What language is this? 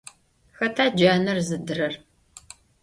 Adyghe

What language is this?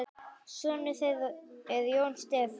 Icelandic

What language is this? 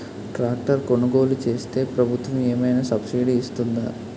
Telugu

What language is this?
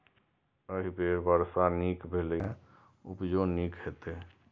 Maithili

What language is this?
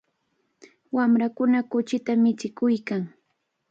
Cajatambo North Lima Quechua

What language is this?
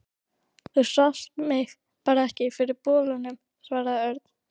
Icelandic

